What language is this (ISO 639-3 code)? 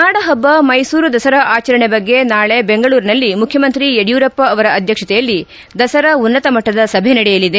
kan